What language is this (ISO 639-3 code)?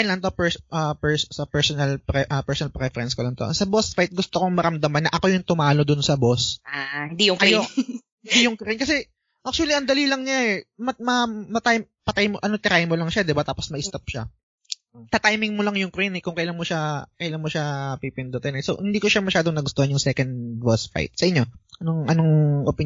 fil